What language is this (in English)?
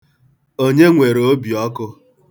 Igbo